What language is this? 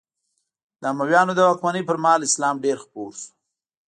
Pashto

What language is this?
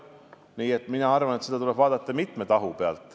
Estonian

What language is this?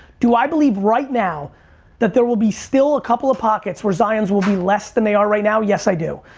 English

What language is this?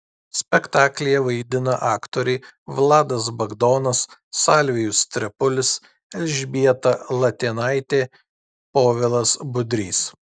Lithuanian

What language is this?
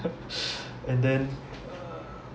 English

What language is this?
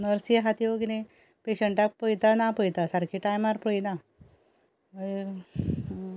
Konkani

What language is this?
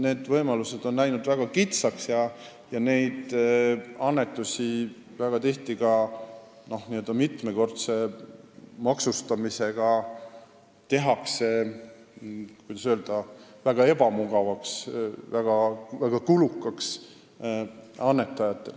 Estonian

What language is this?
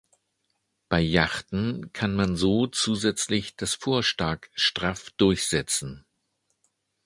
German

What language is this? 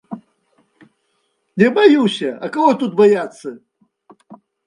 Belarusian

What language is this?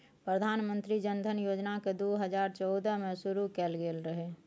Maithili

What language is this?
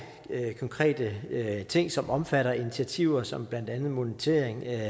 Danish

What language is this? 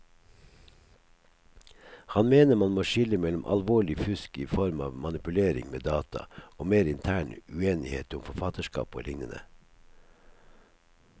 Norwegian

